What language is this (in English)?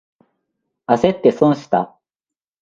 Japanese